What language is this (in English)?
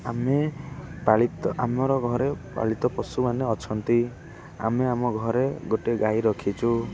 Odia